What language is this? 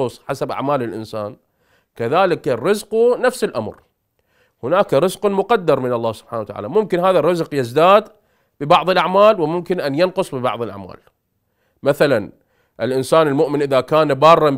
Arabic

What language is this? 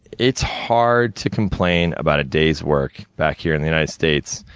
English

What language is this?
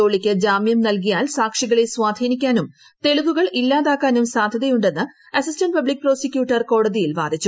Malayalam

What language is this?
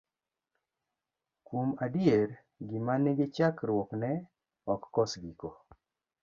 Luo (Kenya and Tanzania)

